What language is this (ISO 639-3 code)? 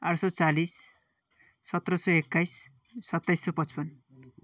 nep